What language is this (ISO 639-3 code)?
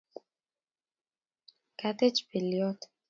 kln